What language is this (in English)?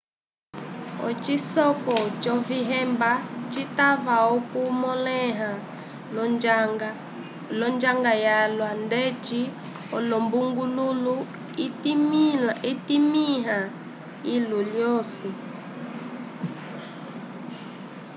Umbundu